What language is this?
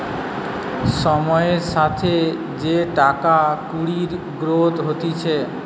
Bangla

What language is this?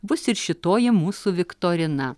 Lithuanian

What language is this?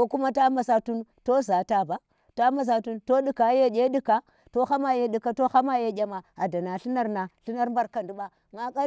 Tera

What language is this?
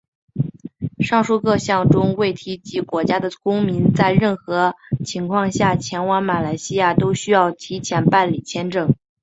Chinese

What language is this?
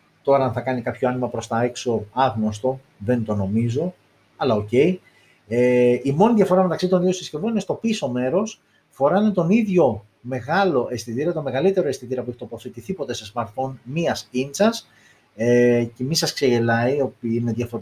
Greek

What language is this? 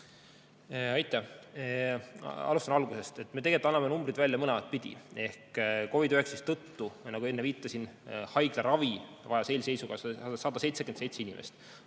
Estonian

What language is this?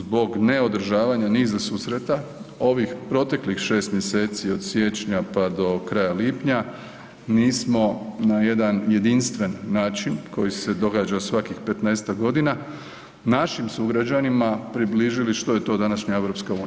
Croatian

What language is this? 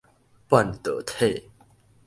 Min Nan Chinese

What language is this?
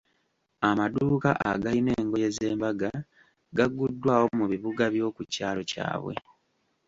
Ganda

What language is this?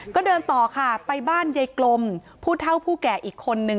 Thai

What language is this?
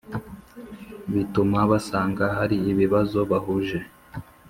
Kinyarwanda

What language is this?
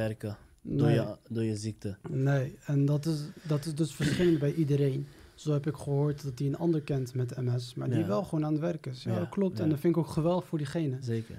Dutch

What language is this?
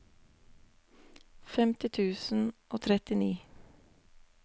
Norwegian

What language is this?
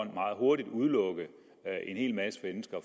Danish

